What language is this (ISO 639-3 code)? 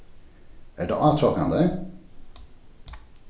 fao